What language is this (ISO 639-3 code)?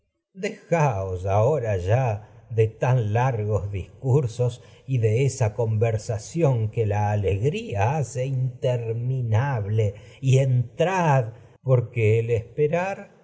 spa